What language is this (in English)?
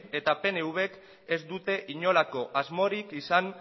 Basque